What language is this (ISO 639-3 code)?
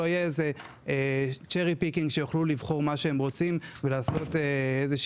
heb